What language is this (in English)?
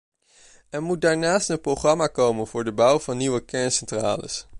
Dutch